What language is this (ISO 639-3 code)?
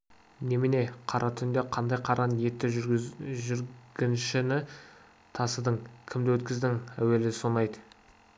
kaz